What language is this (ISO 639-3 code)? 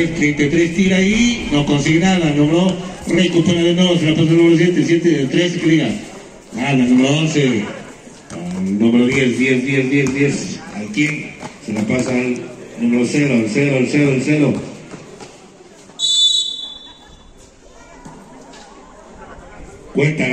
spa